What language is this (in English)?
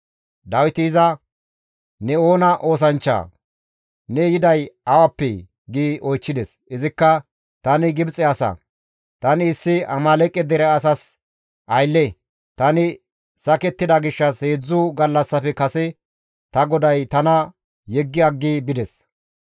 Gamo